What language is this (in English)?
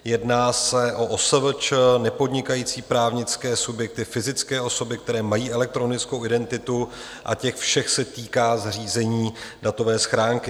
Czech